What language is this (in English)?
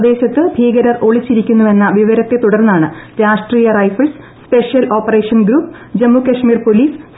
Malayalam